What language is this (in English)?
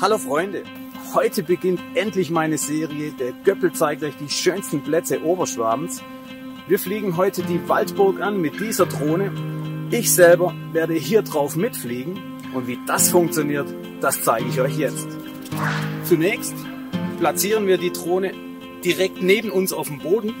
German